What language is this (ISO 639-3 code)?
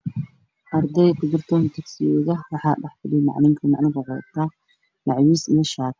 som